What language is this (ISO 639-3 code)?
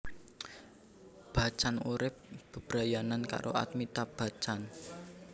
jav